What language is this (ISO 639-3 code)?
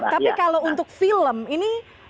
ind